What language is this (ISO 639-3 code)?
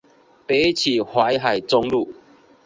zho